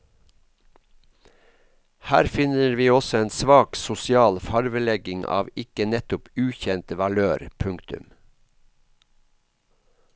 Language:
Norwegian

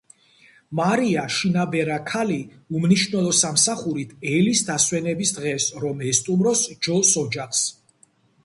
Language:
Georgian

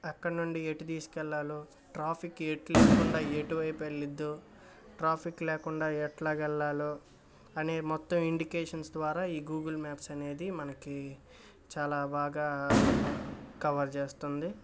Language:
Telugu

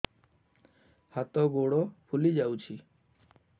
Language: Odia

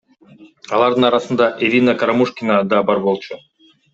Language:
Kyrgyz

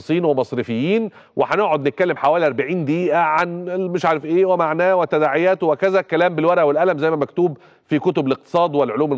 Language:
Arabic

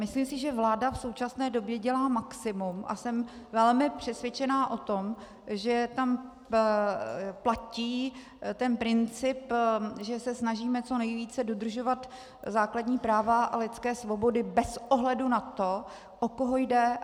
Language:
Czech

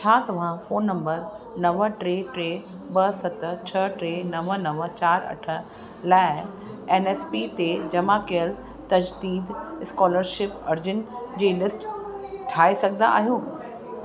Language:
Sindhi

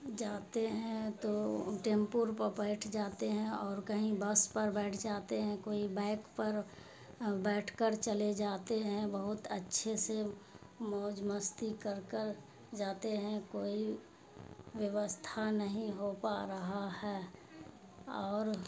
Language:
Urdu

